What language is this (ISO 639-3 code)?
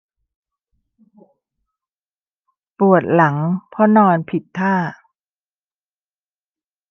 tha